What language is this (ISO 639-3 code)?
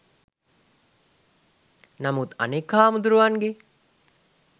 sin